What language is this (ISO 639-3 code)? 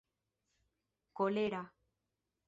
epo